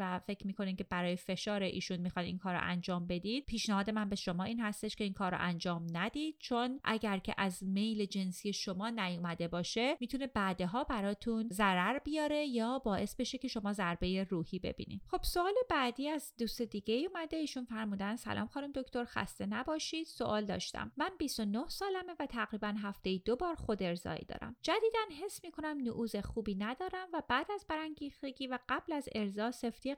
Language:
Persian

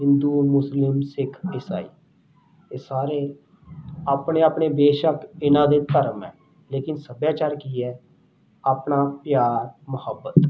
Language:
Punjabi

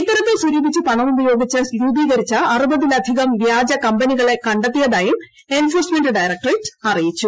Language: Malayalam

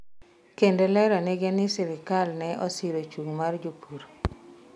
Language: Luo (Kenya and Tanzania)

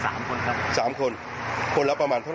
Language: Thai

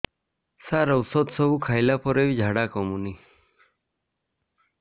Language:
Odia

